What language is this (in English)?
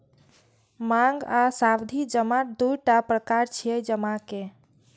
Maithili